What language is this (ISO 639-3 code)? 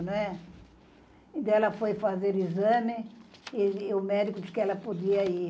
por